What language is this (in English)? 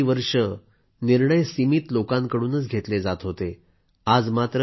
Marathi